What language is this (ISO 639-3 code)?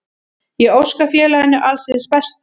isl